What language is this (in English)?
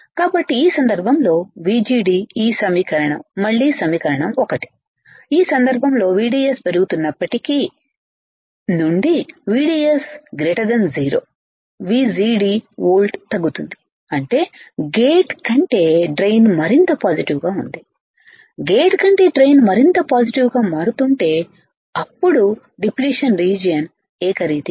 Telugu